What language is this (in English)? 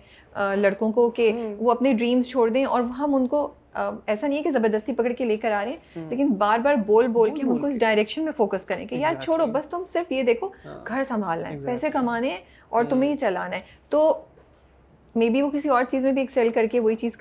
Urdu